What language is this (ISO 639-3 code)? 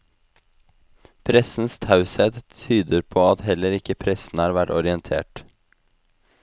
nor